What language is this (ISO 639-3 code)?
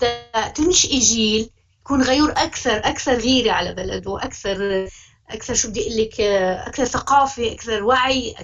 ara